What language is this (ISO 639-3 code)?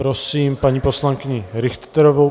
ces